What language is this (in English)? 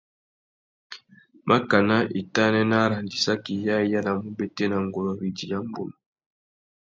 Tuki